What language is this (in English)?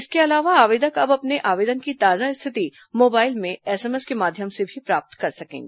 Hindi